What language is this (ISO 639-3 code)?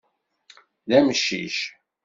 kab